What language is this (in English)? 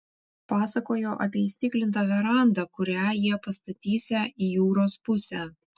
Lithuanian